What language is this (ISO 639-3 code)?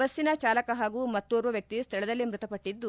kan